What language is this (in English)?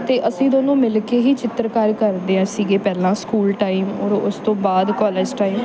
Punjabi